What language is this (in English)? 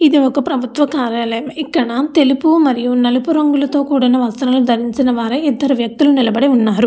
Telugu